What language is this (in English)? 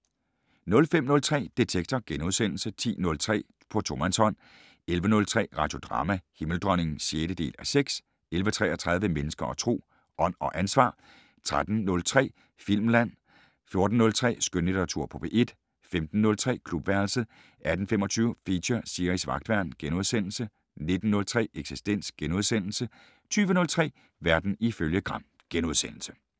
Danish